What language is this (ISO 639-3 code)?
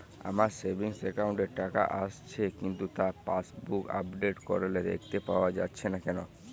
ben